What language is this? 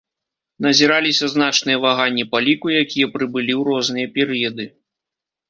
Belarusian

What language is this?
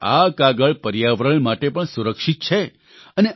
Gujarati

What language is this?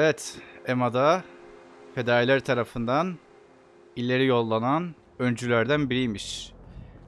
Turkish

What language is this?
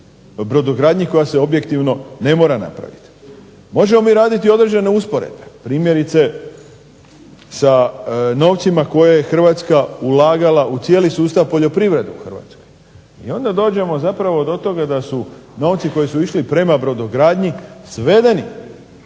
Croatian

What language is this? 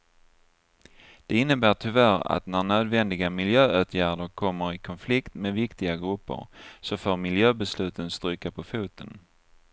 Swedish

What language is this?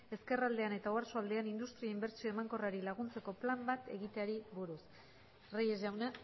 Basque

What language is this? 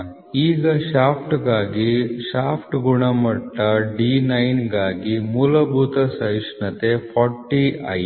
Kannada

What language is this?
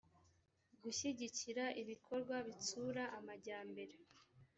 Kinyarwanda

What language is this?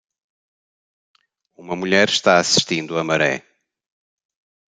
Portuguese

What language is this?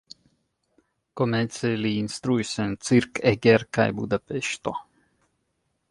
Esperanto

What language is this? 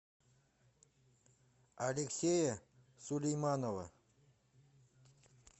Russian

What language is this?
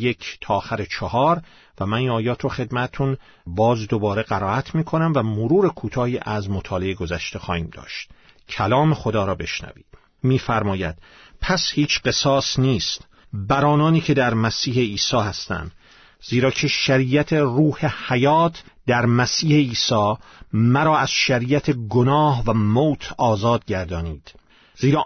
Persian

